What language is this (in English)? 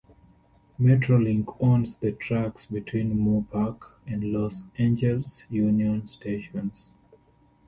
English